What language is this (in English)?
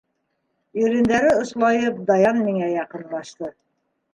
Bashkir